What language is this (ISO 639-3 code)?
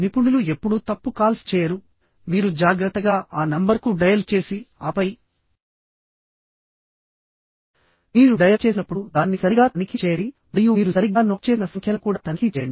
tel